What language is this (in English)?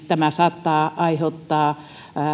Finnish